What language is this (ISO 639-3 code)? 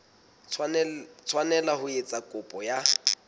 sot